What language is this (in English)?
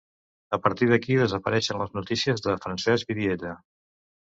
Catalan